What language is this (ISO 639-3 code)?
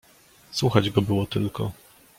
pol